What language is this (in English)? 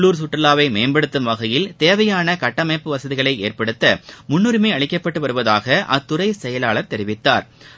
Tamil